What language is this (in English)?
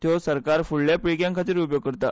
Konkani